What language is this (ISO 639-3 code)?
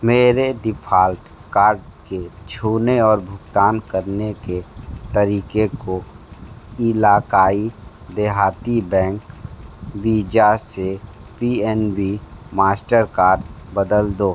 hin